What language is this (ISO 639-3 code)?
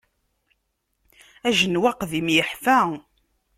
kab